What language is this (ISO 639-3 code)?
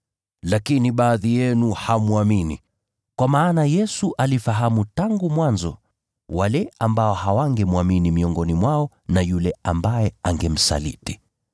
swa